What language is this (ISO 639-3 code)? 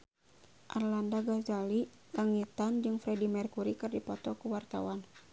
sun